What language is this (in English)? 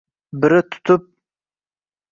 Uzbek